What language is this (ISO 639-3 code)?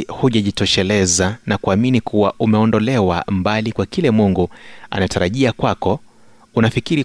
swa